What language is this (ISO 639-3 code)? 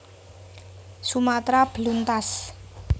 jav